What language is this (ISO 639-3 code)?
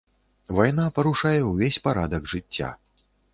bel